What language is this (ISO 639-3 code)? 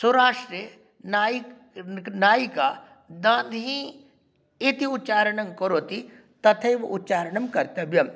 san